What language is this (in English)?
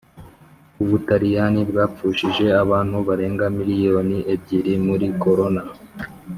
Kinyarwanda